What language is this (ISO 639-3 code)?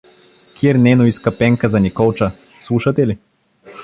bul